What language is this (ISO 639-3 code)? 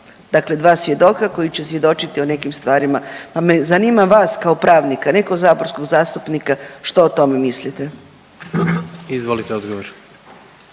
hrv